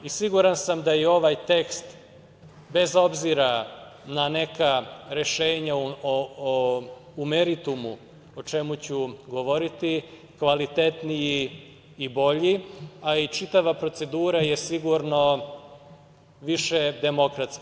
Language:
Serbian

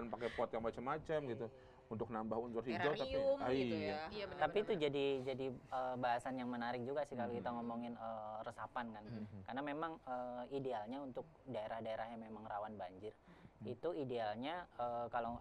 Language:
Indonesian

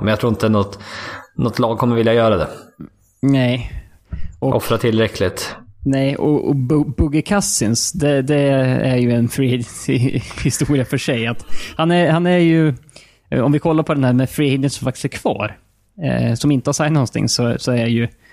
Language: Swedish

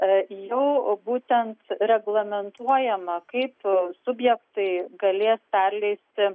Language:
Lithuanian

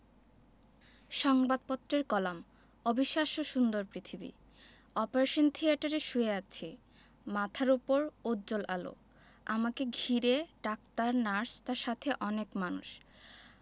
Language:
Bangla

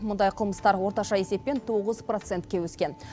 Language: Kazakh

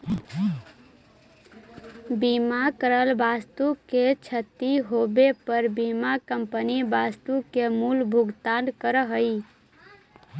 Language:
Magahi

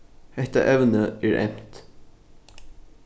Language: Faroese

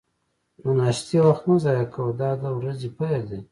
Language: Pashto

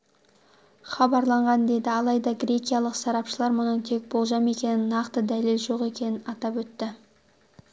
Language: Kazakh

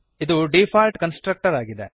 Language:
Kannada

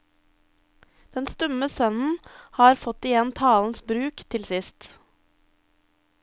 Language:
Norwegian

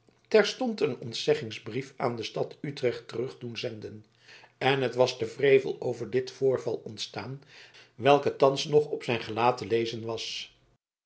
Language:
Dutch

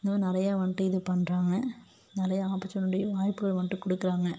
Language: Tamil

